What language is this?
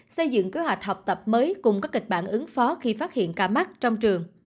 Vietnamese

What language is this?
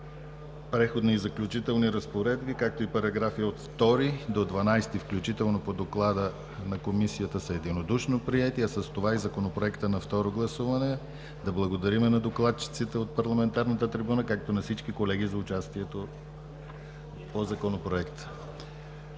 Bulgarian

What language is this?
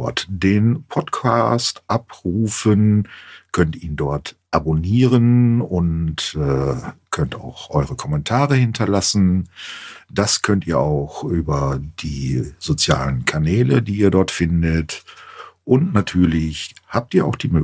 German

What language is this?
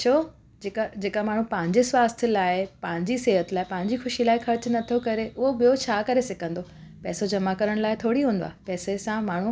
Sindhi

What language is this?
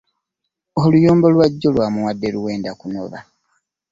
Ganda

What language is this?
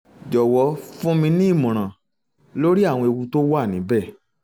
Yoruba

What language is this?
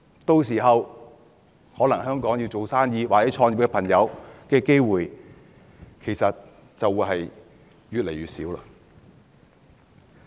Cantonese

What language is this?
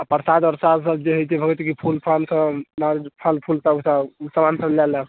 Maithili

